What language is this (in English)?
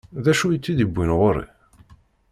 Kabyle